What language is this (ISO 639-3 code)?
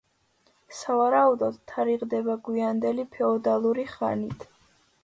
kat